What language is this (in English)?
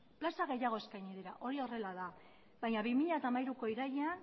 Basque